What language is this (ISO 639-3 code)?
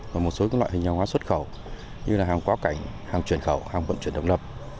vie